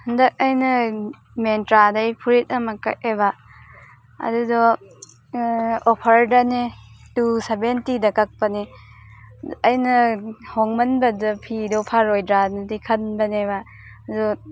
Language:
Manipuri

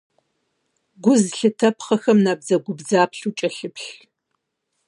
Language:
Kabardian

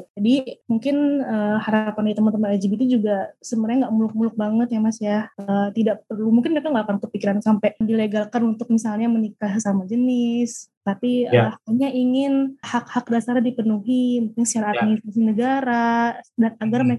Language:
Indonesian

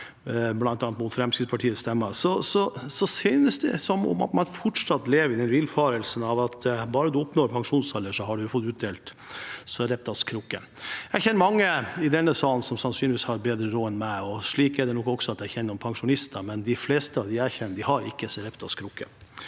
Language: Norwegian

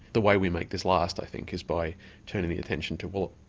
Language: English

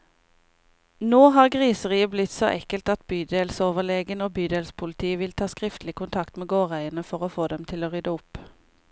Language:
Norwegian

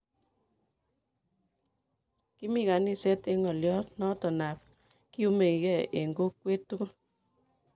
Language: Kalenjin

